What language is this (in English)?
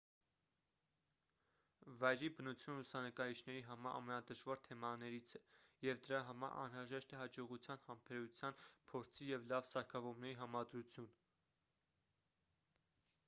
Armenian